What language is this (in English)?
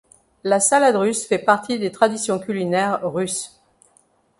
French